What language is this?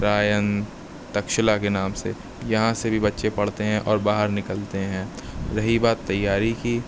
Urdu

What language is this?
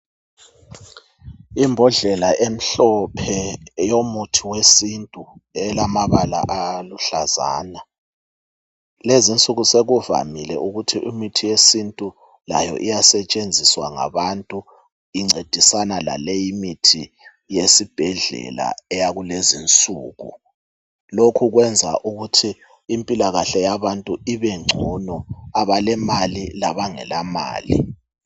North Ndebele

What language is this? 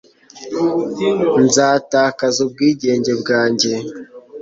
Kinyarwanda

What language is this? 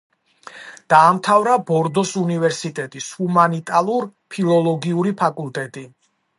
Georgian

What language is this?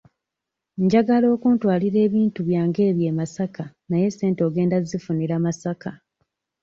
Ganda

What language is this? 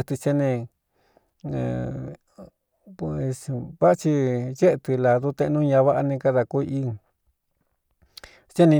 Cuyamecalco Mixtec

